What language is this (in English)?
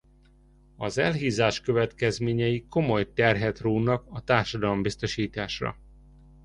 Hungarian